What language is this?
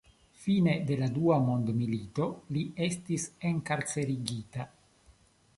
Esperanto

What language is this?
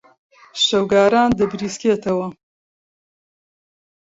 Central Kurdish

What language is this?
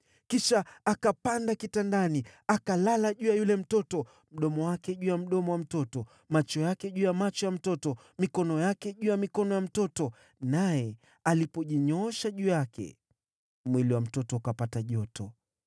Swahili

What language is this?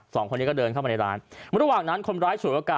Thai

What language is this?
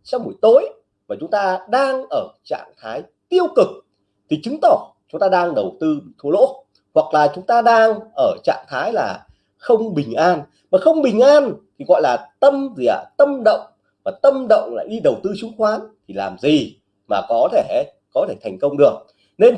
Vietnamese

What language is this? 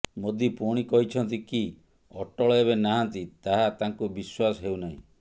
Odia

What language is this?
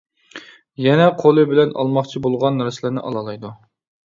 Uyghur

